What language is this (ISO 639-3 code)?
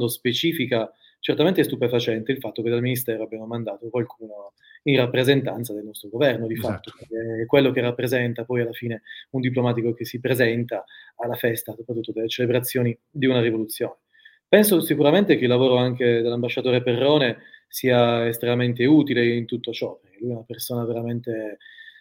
ita